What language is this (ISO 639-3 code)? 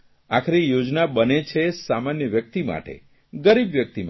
guj